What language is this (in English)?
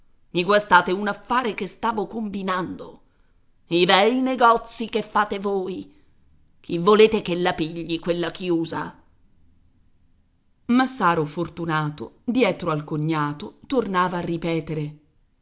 Italian